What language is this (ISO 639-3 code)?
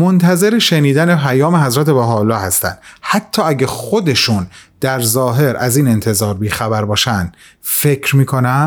fas